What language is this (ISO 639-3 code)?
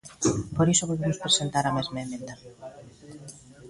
glg